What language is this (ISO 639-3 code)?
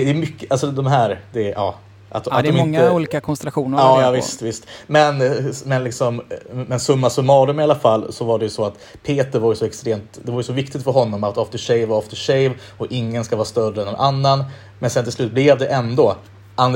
swe